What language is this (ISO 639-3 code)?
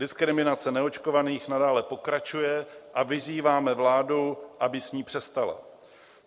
ces